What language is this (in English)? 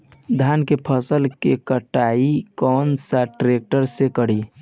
Bhojpuri